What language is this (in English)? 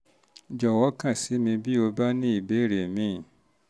Yoruba